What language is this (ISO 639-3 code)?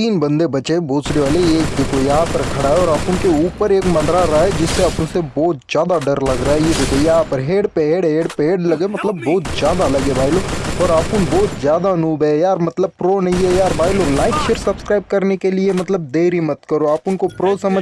hin